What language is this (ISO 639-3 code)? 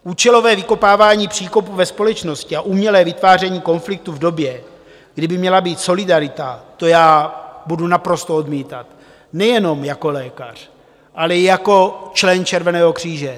ces